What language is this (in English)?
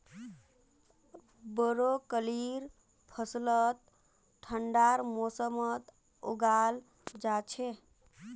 Magahi